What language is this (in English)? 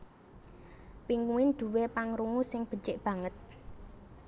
Javanese